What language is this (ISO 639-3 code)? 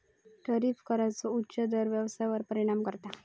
mar